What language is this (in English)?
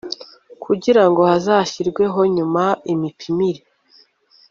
Kinyarwanda